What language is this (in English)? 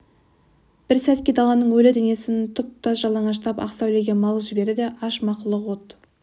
Kazakh